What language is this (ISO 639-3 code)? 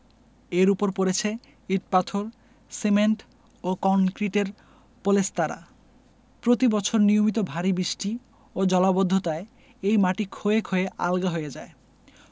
ben